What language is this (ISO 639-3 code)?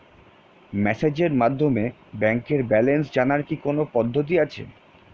ben